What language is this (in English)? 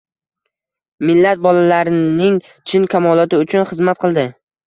Uzbek